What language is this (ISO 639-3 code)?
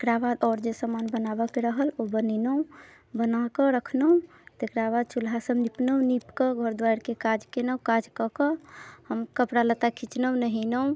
mai